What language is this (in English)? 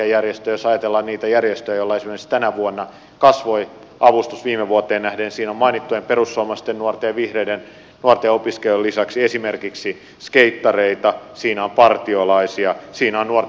Finnish